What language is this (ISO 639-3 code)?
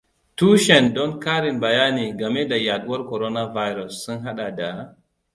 hau